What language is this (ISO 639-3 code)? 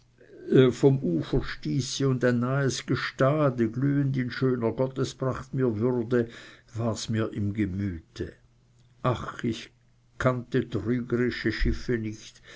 deu